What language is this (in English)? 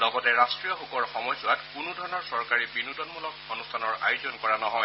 Assamese